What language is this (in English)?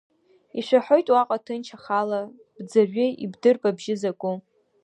Abkhazian